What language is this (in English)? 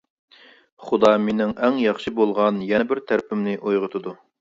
Uyghur